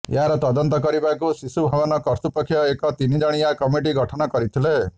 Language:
Odia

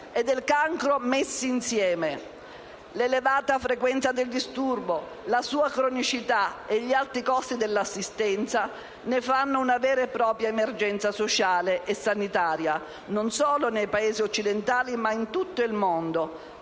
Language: Italian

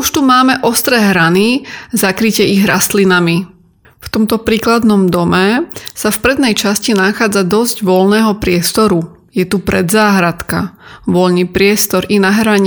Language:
Slovak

